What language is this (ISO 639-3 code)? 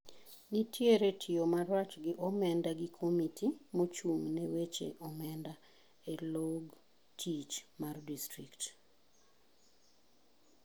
luo